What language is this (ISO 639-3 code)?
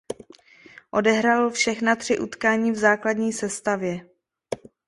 ces